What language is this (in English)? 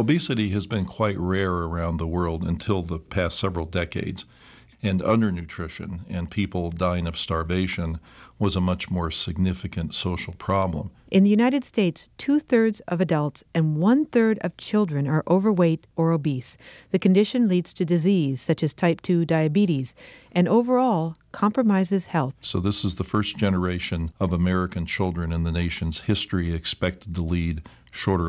English